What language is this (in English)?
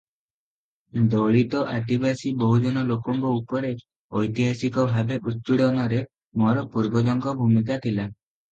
Odia